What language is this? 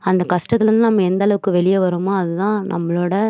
Tamil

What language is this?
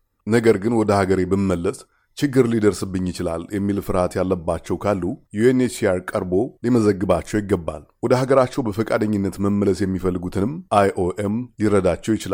Amharic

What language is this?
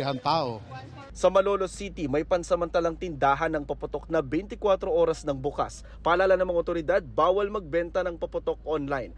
Filipino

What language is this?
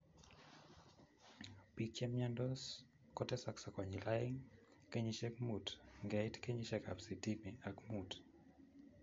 Kalenjin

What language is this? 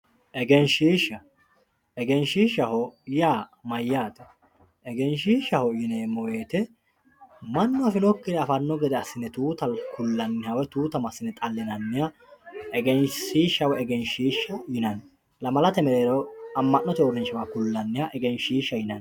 Sidamo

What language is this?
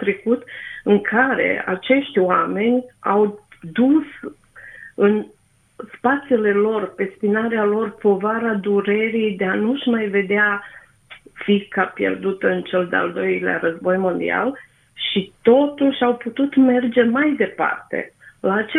Romanian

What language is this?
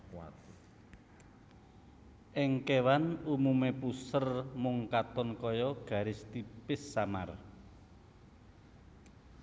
Javanese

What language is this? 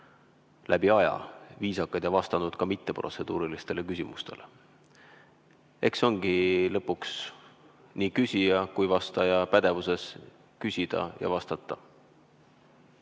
Estonian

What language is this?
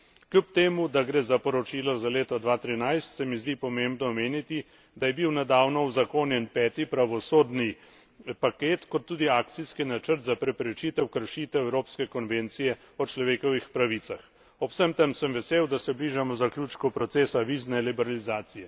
Slovenian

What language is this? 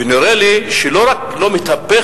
Hebrew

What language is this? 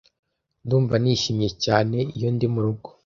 Kinyarwanda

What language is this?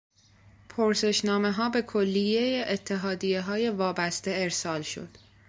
Persian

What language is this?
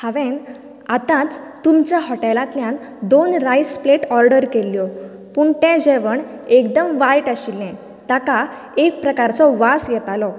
Konkani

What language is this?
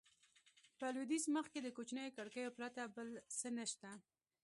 Pashto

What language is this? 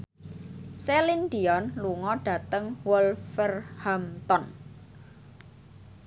Javanese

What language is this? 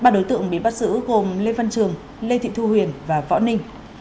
Vietnamese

